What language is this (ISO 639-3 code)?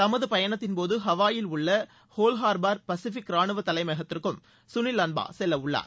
tam